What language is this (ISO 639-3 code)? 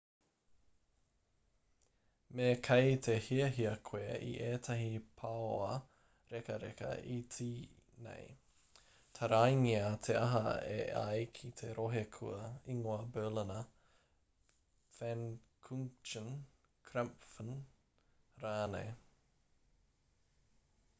mri